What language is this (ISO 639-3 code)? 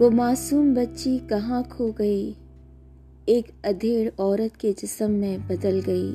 urd